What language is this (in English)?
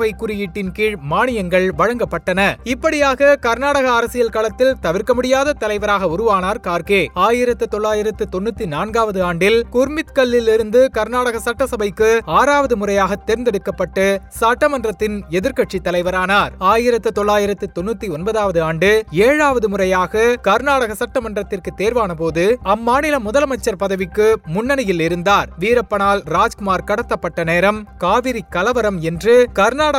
Tamil